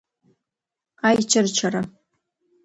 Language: Abkhazian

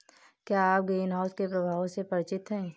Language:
Hindi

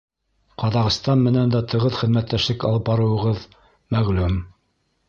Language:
Bashkir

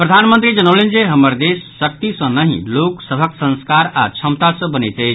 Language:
Maithili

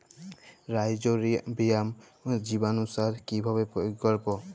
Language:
Bangla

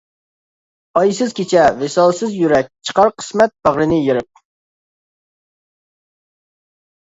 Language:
Uyghur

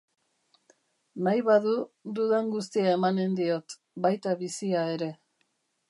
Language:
Basque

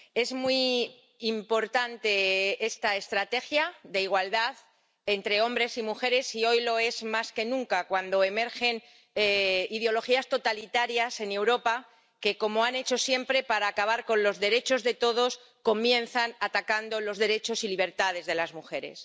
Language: Spanish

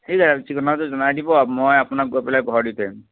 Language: Assamese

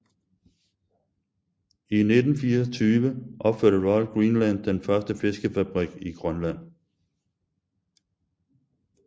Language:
Danish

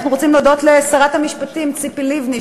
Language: Hebrew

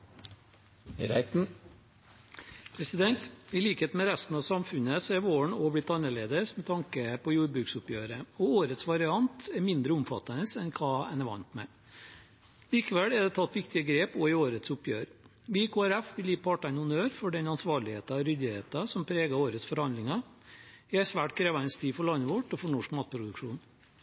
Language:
Norwegian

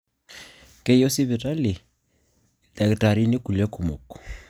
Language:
Masai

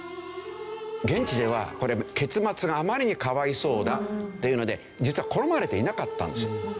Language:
Japanese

